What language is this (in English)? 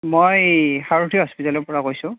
Assamese